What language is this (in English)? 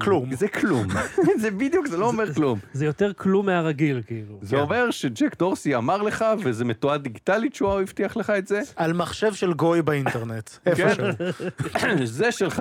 Hebrew